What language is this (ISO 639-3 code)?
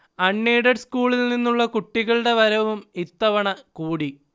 mal